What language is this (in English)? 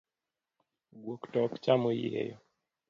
Luo (Kenya and Tanzania)